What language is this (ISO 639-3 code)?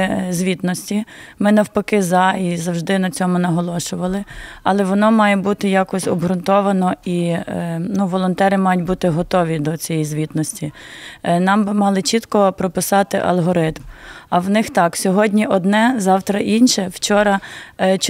ukr